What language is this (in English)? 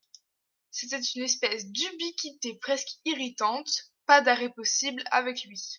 French